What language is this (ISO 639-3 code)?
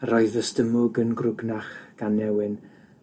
cym